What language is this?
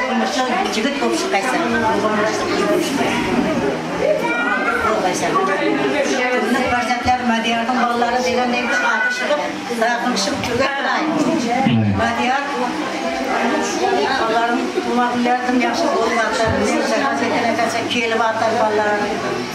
Turkish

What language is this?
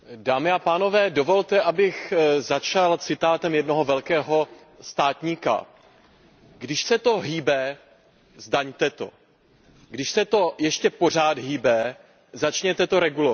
Czech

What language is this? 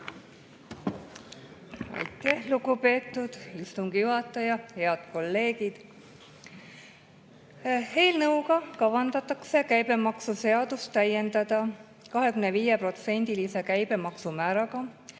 Estonian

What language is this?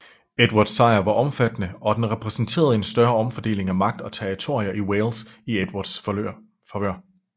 Danish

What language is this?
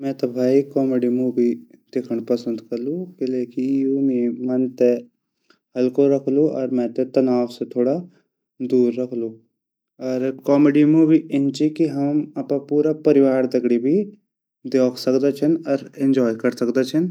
Garhwali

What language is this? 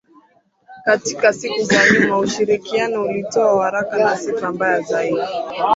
Swahili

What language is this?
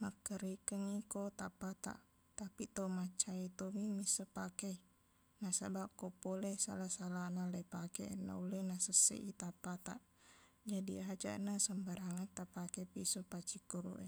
Buginese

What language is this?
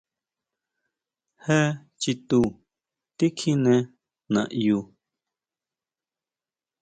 Huautla Mazatec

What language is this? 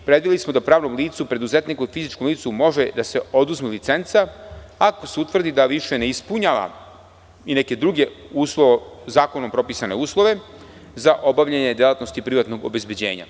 Serbian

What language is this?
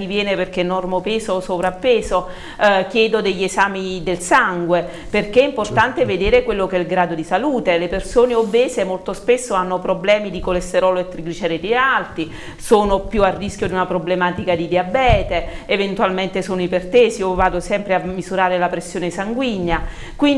Italian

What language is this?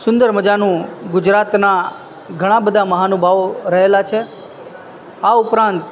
Gujarati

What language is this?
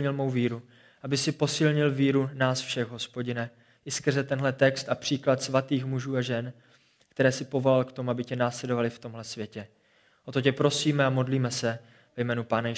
Czech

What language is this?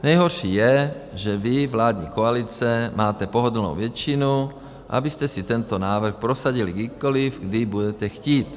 Czech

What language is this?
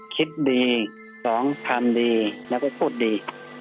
Thai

